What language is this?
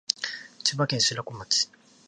Japanese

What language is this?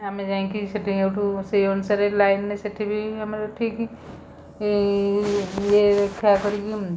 Odia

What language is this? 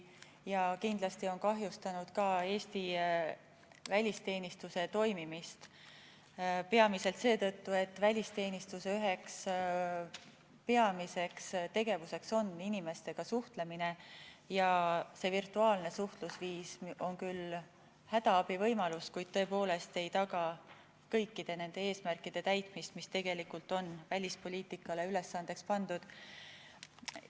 Estonian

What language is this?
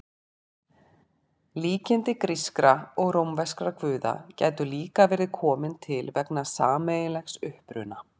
Icelandic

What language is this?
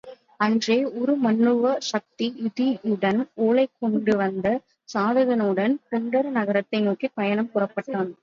Tamil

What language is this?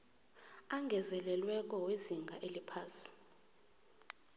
South Ndebele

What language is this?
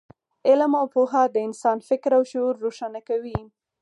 Pashto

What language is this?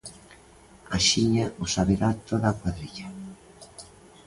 Galician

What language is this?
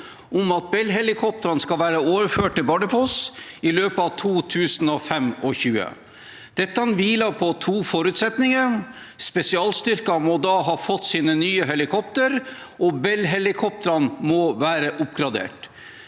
Norwegian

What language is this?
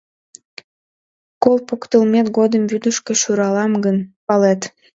Mari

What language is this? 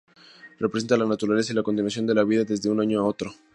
Spanish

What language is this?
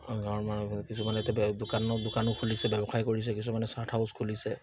Assamese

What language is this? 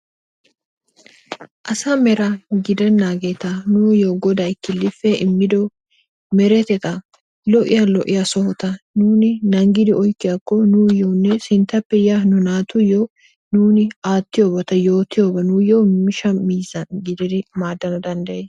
Wolaytta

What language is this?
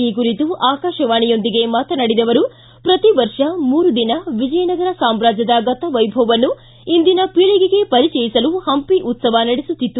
Kannada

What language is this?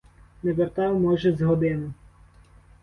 Ukrainian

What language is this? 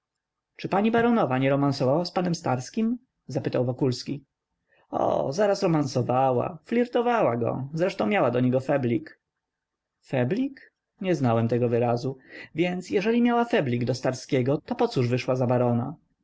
Polish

